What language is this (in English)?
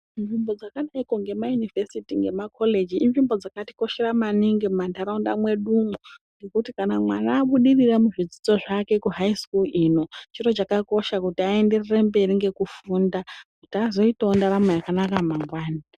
Ndau